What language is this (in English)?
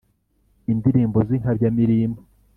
Kinyarwanda